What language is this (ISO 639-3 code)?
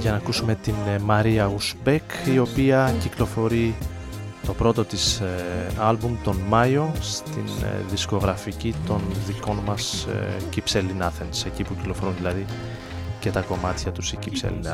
ell